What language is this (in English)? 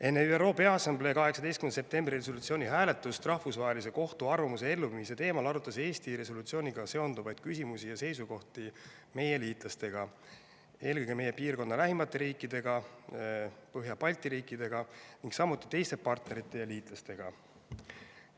Estonian